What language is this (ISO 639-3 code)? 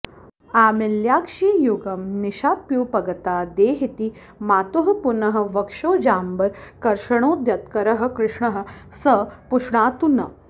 san